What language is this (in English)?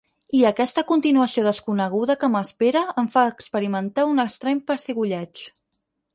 Catalan